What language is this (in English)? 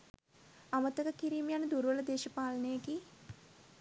Sinhala